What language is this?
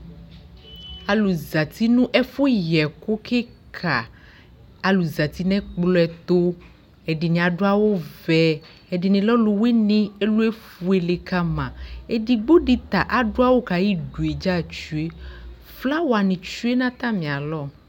Ikposo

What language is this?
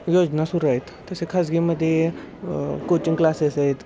Marathi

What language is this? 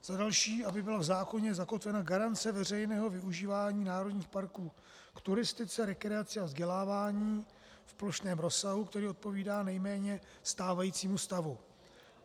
Czech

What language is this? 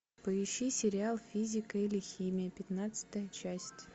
Russian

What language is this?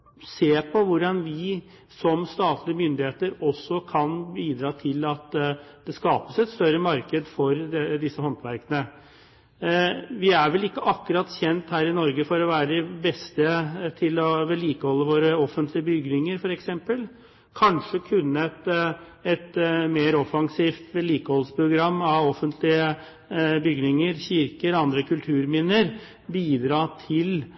Norwegian Bokmål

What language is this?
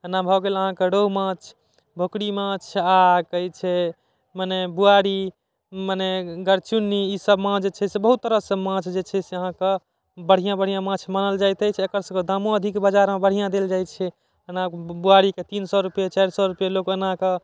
Maithili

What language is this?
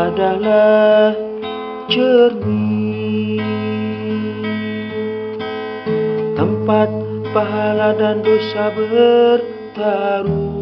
Indonesian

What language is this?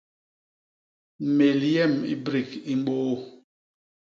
Basaa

